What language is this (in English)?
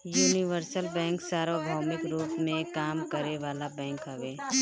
Bhojpuri